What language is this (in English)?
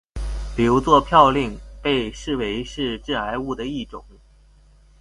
Chinese